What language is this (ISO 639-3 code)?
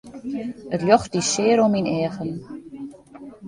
fry